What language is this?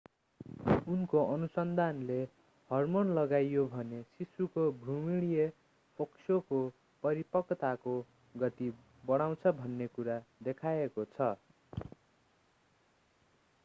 Nepali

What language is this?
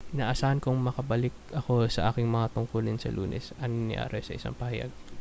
Filipino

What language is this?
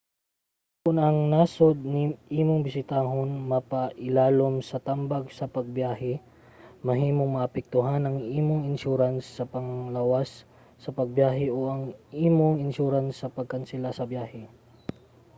Cebuano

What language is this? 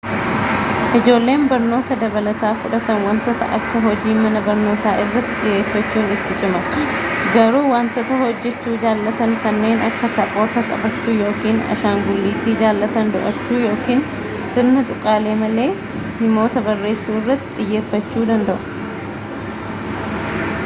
Oromo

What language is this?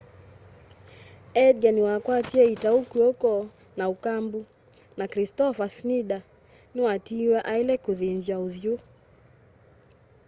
Kamba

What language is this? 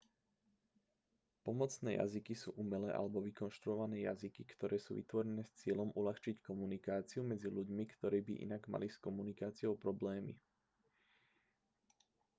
Slovak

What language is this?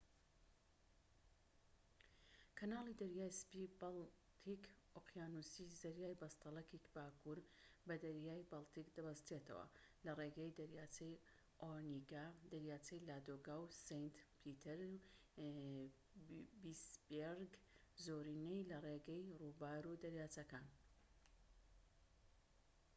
Central Kurdish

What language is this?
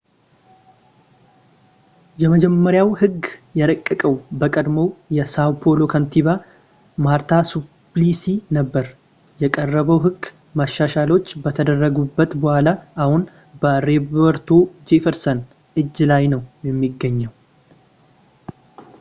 Amharic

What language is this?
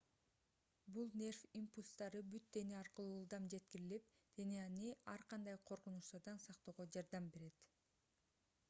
Kyrgyz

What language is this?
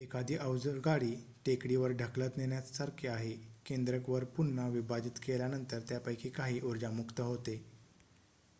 Marathi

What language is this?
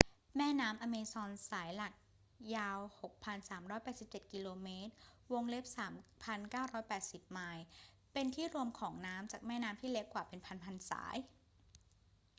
Thai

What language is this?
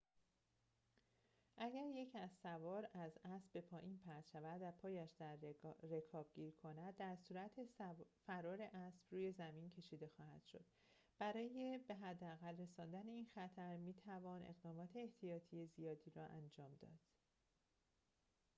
Persian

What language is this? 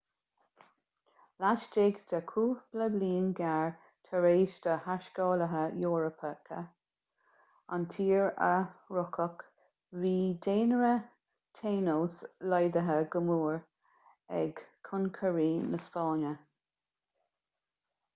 Irish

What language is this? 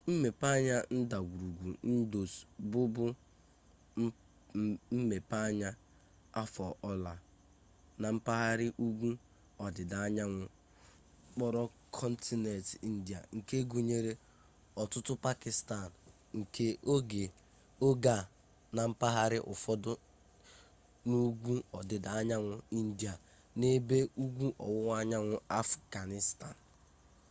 Igbo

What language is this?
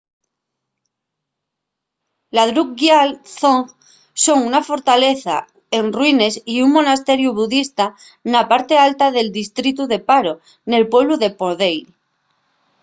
Asturian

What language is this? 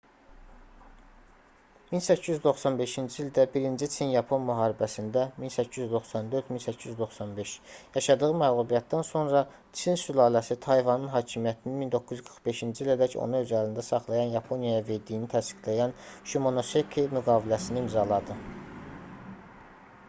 Azerbaijani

